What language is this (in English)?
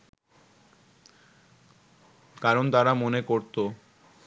Bangla